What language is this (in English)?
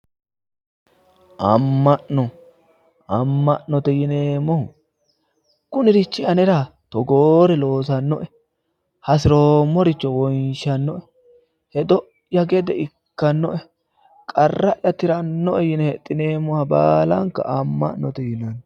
Sidamo